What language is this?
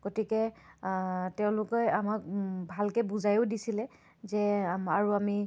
Assamese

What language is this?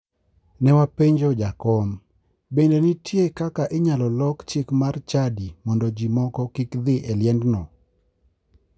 Luo (Kenya and Tanzania)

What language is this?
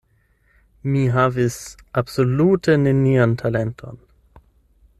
Esperanto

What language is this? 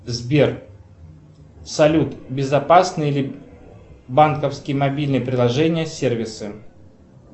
Russian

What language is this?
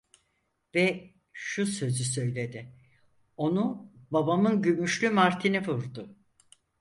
Turkish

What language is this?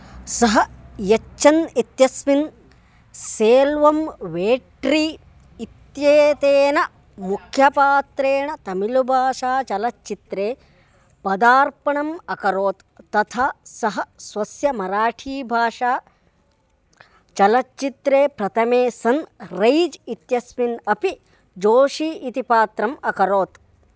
Sanskrit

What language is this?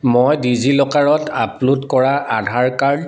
Assamese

